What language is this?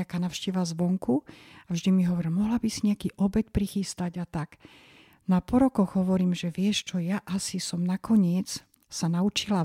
Slovak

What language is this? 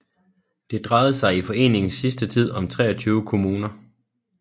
Danish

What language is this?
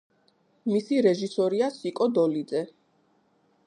Georgian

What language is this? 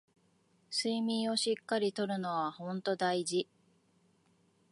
Japanese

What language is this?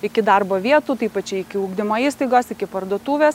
Lithuanian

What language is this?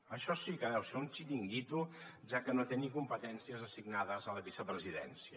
Catalan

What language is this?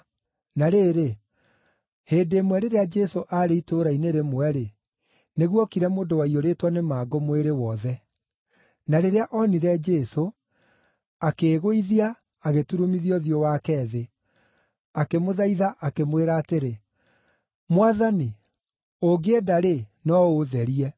Kikuyu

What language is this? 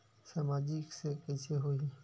Chhattisgarhi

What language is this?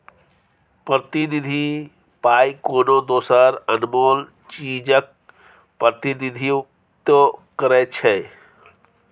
Maithili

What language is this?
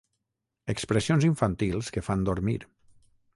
Catalan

